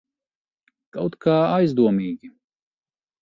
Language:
Latvian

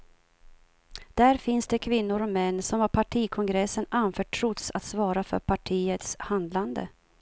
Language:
Swedish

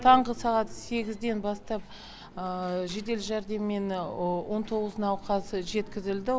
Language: Kazakh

